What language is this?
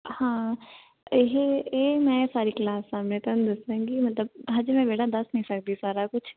Punjabi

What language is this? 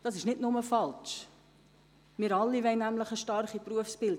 Swiss German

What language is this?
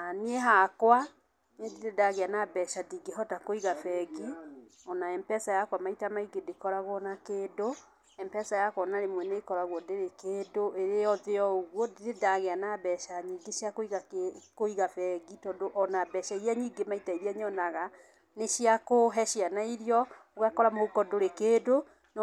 Kikuyu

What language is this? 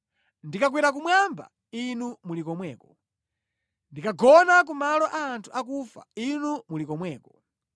Nyanja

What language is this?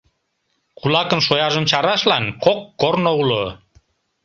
Mari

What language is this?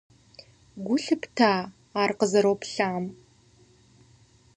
Kabardian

